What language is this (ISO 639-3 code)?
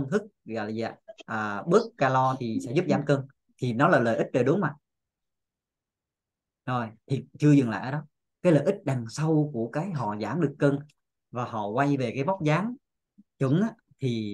vie